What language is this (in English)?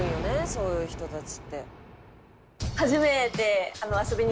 Japanese